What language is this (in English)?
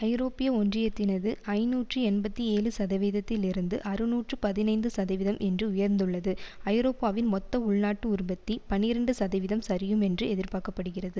Tamil